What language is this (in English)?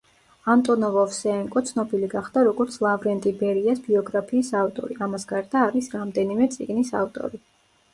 Georgian